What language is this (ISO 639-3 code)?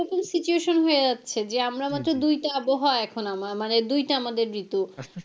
ben